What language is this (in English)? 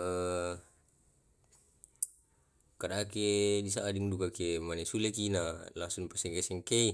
Tae'